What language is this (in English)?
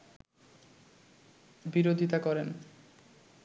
Bangla